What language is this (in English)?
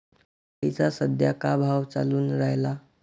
Marathi